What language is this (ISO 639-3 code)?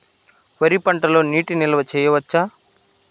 tel